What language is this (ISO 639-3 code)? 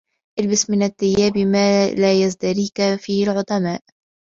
ara